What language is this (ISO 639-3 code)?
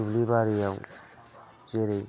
brx